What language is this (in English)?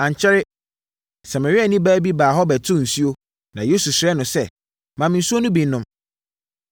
Akan